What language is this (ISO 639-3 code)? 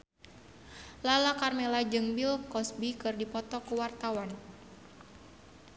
sun